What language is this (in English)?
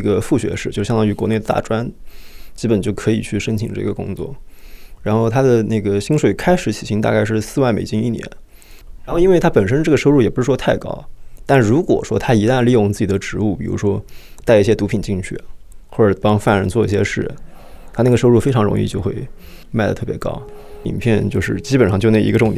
Chinese